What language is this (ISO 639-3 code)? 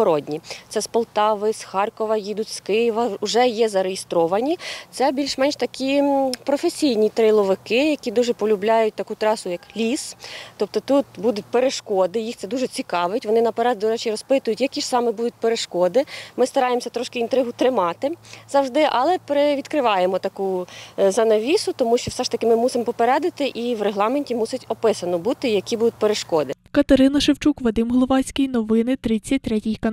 ukr